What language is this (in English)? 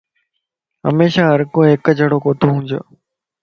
Lasi